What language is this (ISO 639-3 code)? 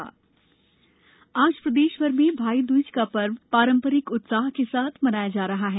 hin